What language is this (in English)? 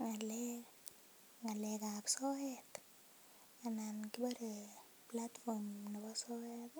Kalenjin